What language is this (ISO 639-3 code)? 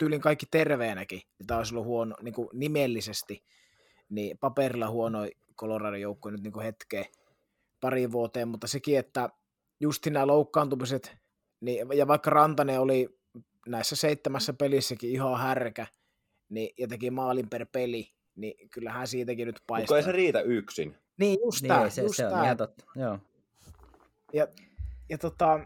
fin